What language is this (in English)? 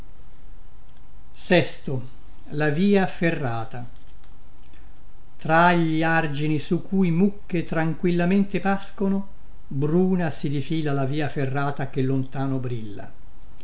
Italian